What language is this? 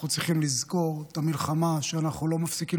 Hebrew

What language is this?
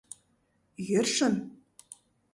Mari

